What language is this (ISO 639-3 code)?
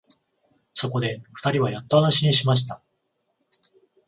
jpn